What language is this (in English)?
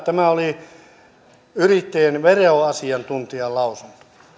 Finnish